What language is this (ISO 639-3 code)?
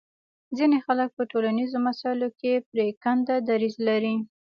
pus